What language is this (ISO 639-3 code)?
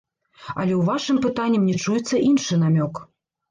bel